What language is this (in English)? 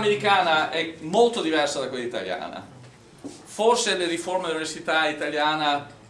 Italian